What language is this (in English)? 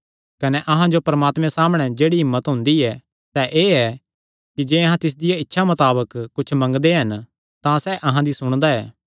Kangri